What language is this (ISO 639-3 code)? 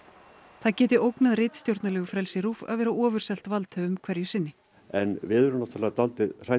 isl